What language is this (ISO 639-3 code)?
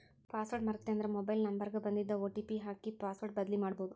kan